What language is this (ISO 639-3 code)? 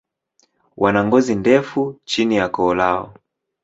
swa